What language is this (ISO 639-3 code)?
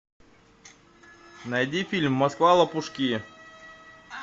rus